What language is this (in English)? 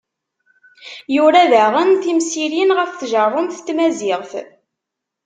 Kabyle